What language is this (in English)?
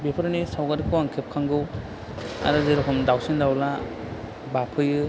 Bodo